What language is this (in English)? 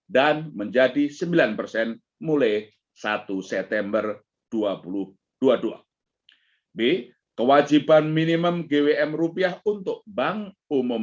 Indonesian